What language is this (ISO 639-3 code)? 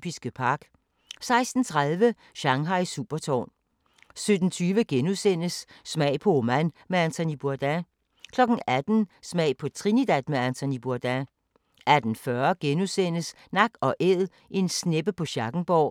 dan